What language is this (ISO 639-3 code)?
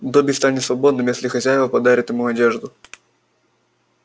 rus